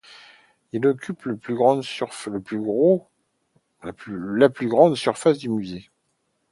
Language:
French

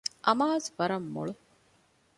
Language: Divehi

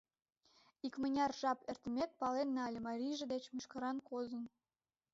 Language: Mari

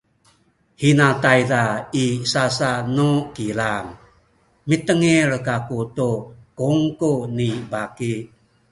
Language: Sakizaya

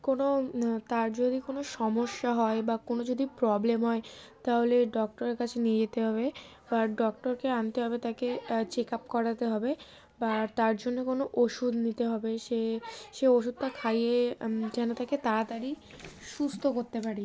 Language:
Bangla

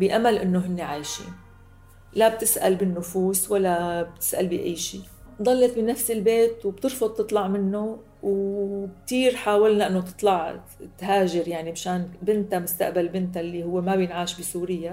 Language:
Arabic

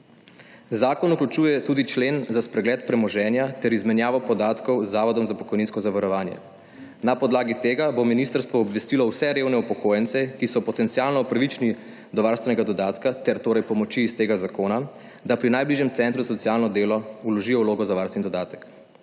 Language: Slovenian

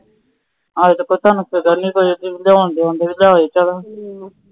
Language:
Punjabi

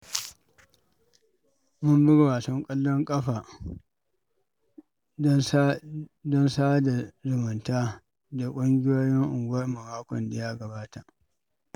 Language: Hausa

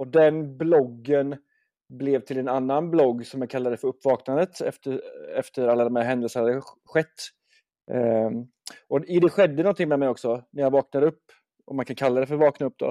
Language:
Swedish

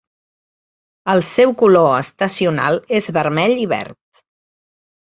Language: Catalan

